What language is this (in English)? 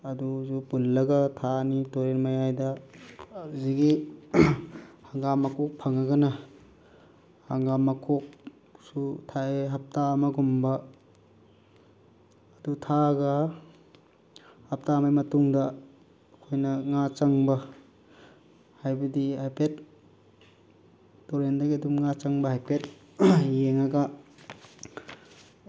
Manipuri